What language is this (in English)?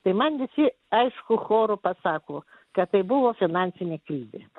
Lithuanian